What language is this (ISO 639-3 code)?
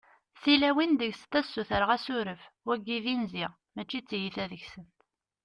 kab